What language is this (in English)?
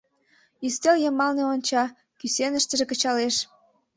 Mari